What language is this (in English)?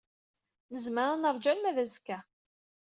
Kabyle